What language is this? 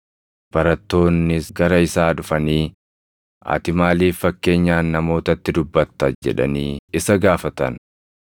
Oromo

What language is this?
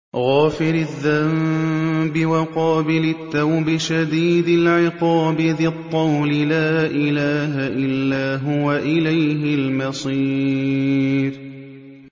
Arabic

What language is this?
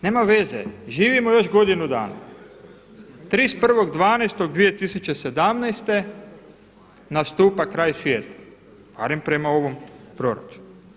Croatian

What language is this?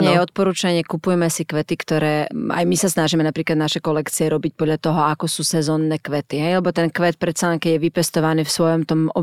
Slovak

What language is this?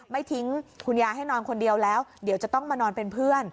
Thai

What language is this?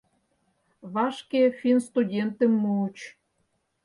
Mari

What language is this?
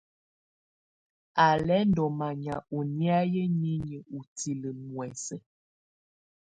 Tunen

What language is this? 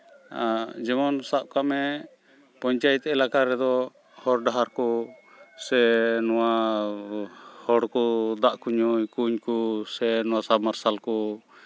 Santali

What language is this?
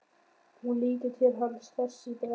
Icelandic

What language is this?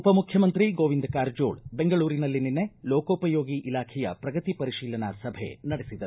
Kannada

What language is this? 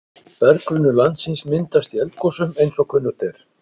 Icelandic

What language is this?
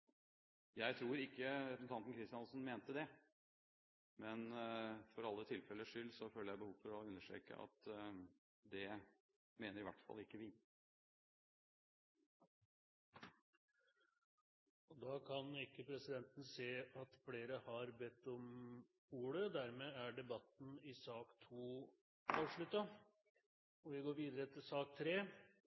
Norwegian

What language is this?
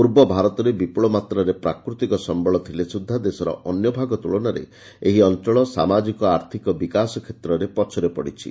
Odia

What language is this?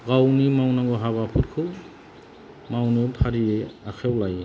Bodo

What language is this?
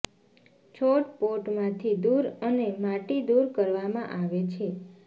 Gujarati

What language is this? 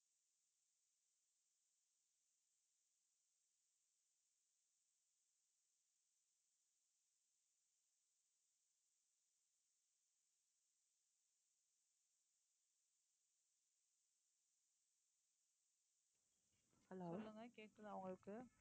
Tamil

